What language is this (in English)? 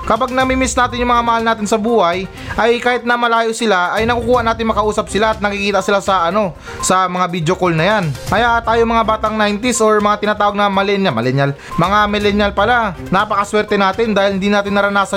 Filipino